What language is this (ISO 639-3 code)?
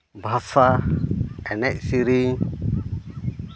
sat